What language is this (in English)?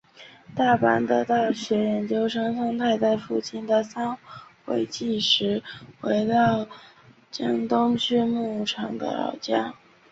Chinese